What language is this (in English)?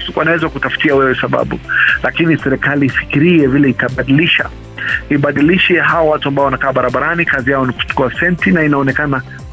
Swahili